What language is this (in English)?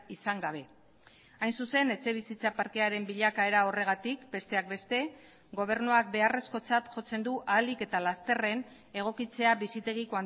Basque